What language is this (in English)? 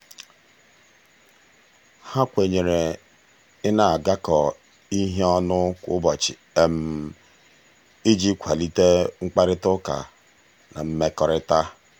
Igbo